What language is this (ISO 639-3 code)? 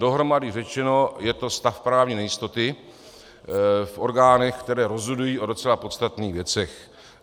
ces